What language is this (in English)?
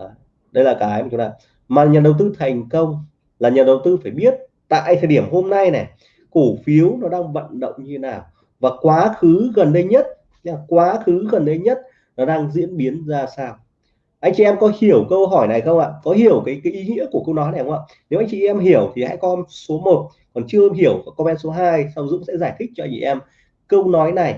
Vietnamese